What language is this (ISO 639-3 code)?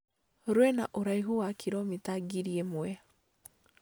kik